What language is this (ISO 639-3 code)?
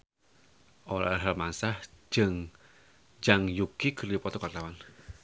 sun